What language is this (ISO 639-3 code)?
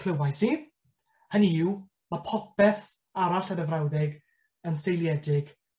cym